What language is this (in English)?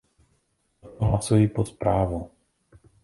Czech